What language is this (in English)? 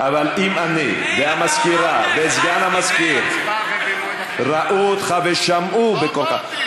Hebrew